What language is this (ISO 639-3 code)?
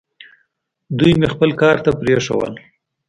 pus